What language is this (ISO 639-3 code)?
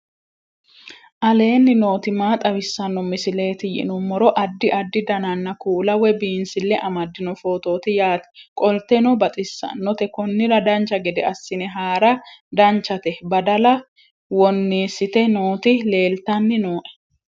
sid